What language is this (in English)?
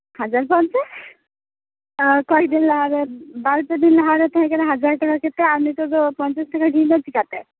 Santali